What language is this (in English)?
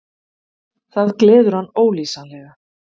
Icelandic